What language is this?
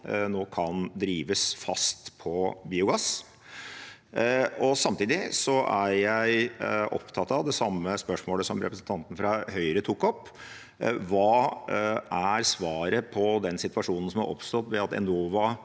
Norwegian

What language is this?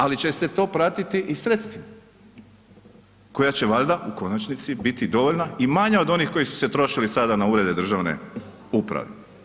Croatian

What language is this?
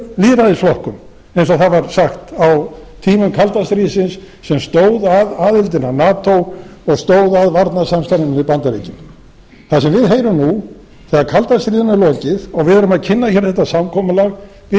Icelandic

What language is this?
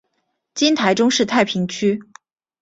Chinese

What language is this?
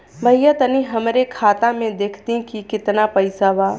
Bhojpuri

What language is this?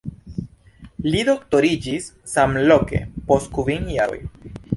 Esperanto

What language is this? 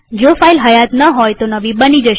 Gujarati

